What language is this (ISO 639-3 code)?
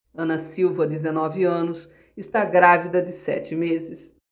por